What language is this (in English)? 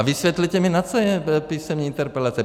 Czech